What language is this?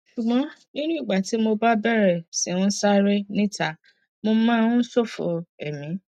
Yoruba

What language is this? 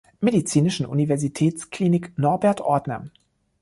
German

